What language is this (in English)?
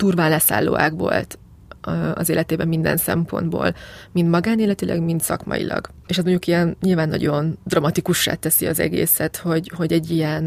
Hungarian